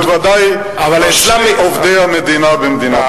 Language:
Hebrew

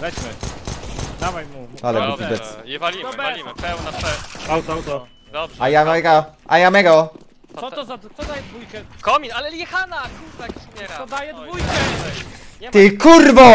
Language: Polish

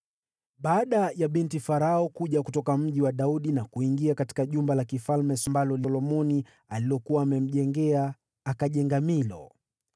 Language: Swahili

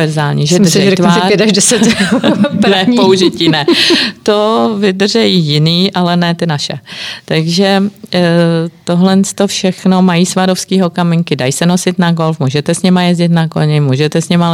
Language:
Czech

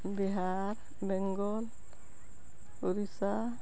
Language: Santali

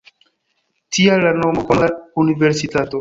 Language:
Esperanto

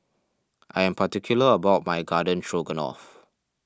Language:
English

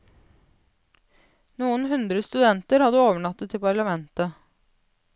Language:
Norwegian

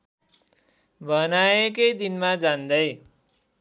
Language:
Nepali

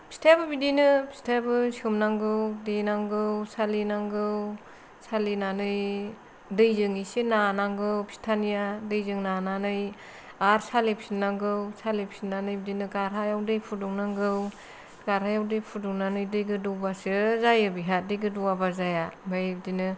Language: Bodo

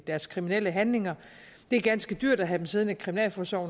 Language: Danish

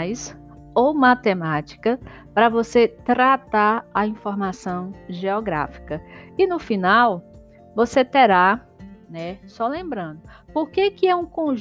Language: Portuguese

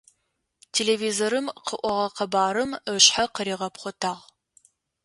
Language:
Adyghe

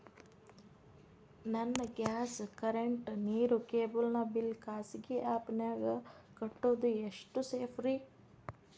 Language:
Kannada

